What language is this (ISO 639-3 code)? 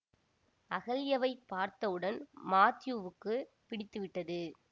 tam